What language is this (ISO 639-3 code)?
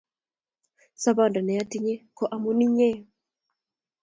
kln